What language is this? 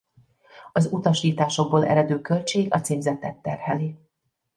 Hungarian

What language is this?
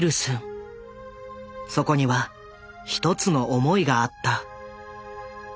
Japanese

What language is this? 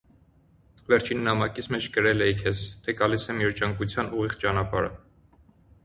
Armenian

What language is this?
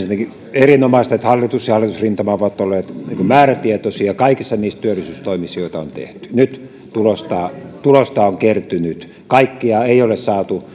Finnish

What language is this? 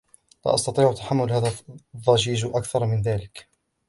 Arabic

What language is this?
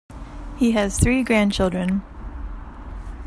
English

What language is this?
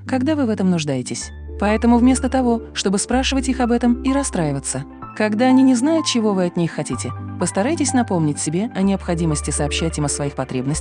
Russian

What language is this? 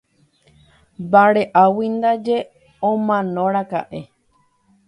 Guarani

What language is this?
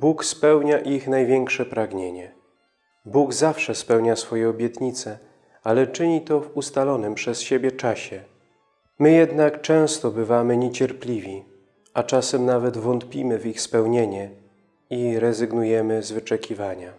Polish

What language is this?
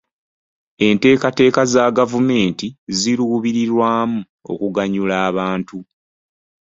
Ganda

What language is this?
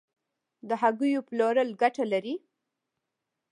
Pashto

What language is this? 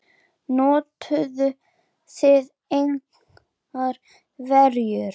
Icelandic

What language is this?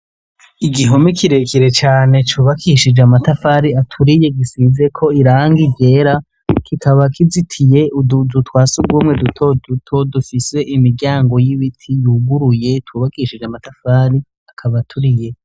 Rundi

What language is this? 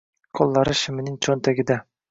Uzbek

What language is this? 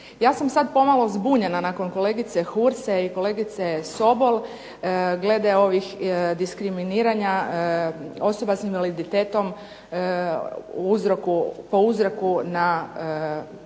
Croatian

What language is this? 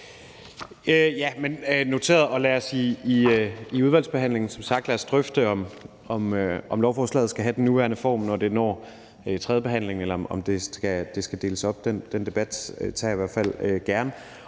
Danish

